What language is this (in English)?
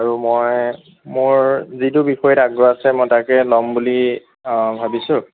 Assamese